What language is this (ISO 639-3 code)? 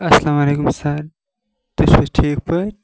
kas